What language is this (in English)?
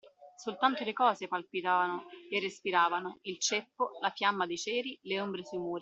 Italian